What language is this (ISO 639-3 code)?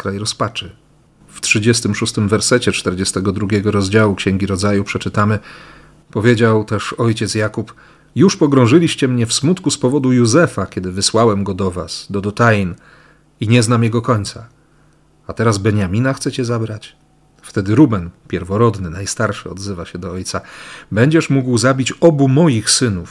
pol